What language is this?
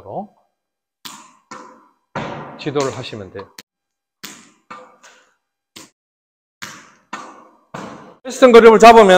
Korean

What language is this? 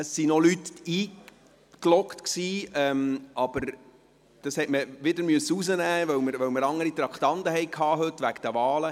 Swiss German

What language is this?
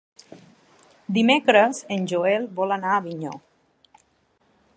Catalan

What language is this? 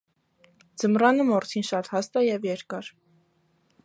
Armenian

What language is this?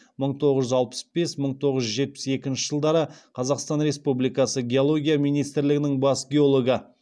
Kazakh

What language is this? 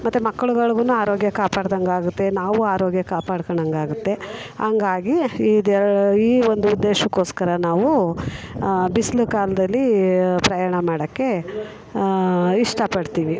Kannada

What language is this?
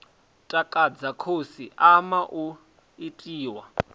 Venda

